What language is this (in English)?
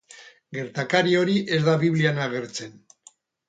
Basque